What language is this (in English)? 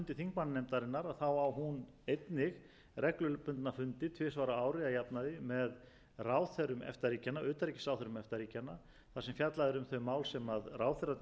Icelandic